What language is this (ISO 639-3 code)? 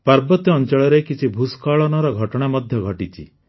ori